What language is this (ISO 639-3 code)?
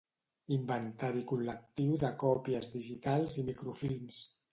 cat